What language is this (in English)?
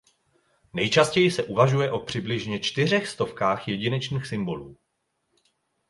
Czech